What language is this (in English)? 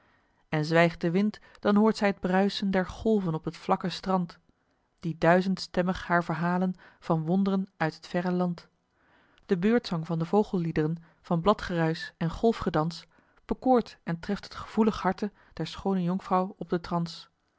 Dutch